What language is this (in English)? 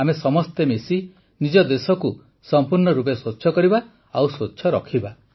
Odia